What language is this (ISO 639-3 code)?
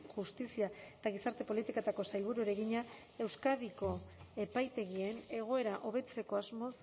eus